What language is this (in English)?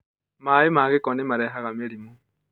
Kikuyu